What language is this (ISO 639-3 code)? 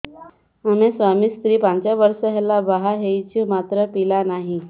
ori